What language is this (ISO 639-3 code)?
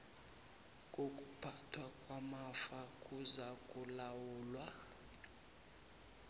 nbl